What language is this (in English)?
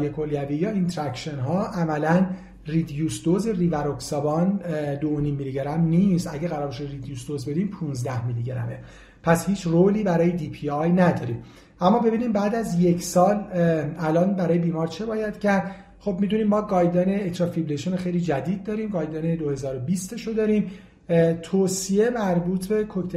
Persian